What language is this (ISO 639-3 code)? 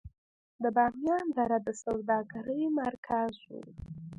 pus